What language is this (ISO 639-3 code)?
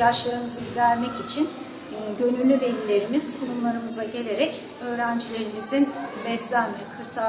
tur